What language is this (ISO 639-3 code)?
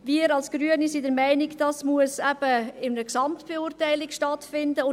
gsw